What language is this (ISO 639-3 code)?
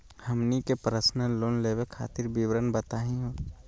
mag